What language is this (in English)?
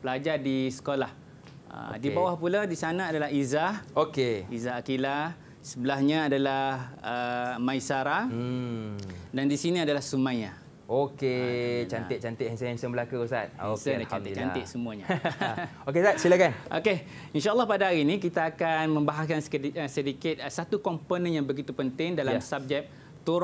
Malay